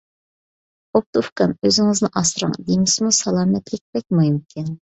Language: Uyghur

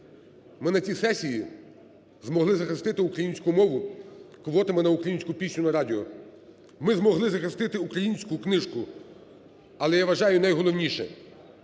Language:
Ukrainian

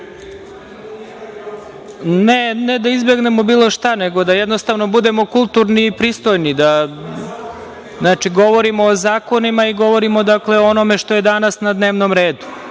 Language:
Serbian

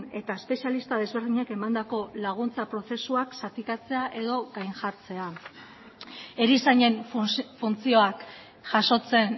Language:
Basque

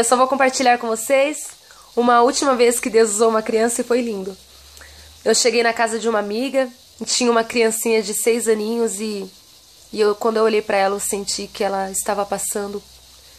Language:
Portuguese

